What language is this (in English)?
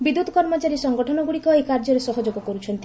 Odia